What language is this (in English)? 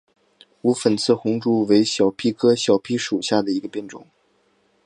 Chinese